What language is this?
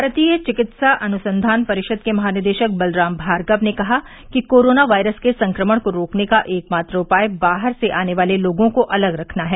Hindi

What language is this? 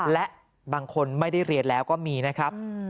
Thai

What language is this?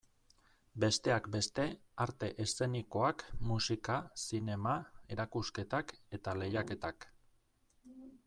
Basque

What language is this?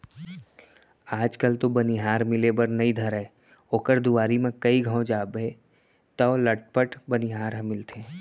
Chhattisgarhi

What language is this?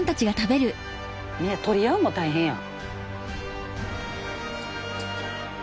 Japanese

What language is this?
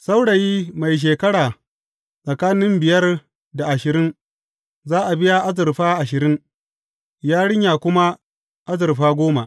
Hausa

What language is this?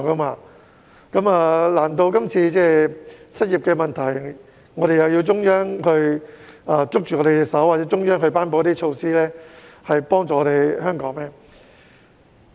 Cantonese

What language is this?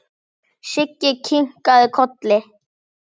Icelandic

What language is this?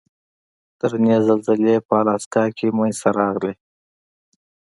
Pashto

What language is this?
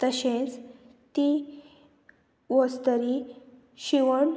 Konkani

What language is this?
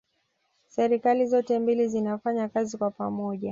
Swahili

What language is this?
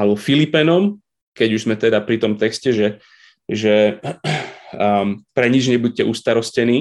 Slovak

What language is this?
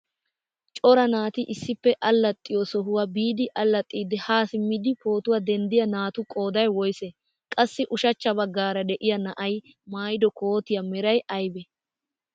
Wolaytta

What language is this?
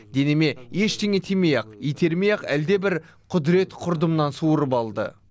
Kazakh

